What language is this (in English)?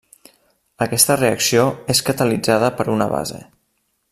Catalan